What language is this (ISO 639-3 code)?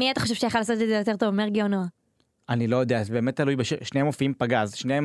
heb